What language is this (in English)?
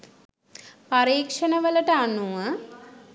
Sinhala